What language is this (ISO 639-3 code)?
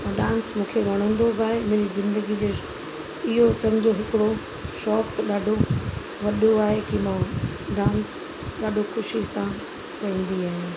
snd